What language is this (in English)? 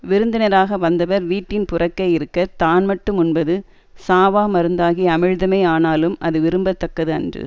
Tamil